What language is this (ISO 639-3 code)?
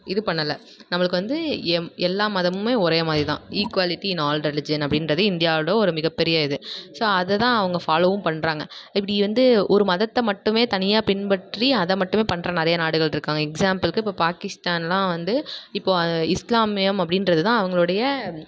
tam